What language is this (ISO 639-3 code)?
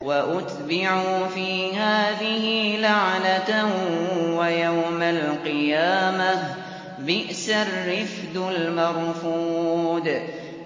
ara